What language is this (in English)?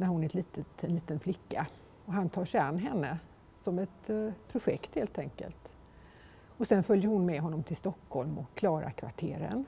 Swedish